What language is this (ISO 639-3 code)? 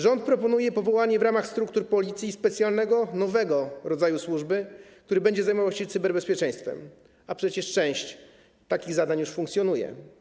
pol